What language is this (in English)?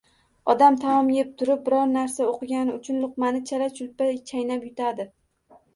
Uzbek